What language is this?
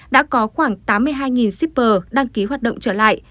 Vietnamese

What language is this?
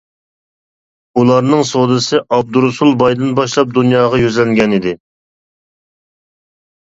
Uyghur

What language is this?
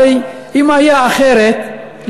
Hebrew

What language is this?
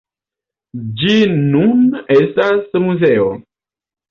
Esperanto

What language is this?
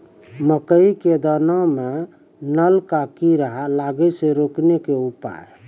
Maithili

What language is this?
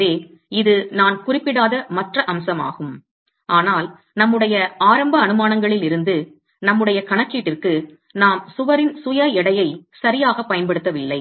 Tamil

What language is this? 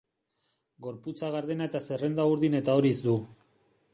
Basque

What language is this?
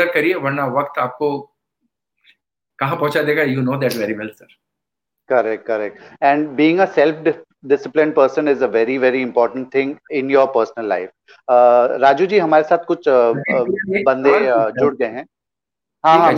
Hindi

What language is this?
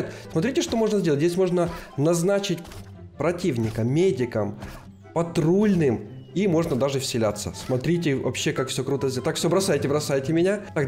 Russian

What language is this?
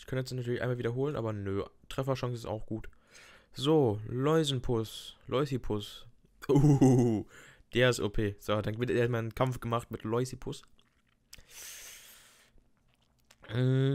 German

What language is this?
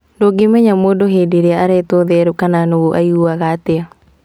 Kikuyu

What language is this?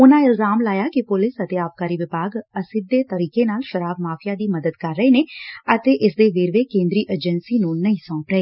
Punjabi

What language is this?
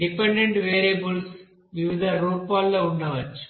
Telugu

